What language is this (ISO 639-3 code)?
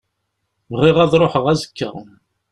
kab